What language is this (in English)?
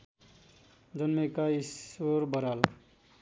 Nepali